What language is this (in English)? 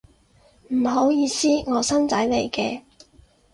Cantonese